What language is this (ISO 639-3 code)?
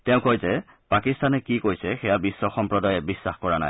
asm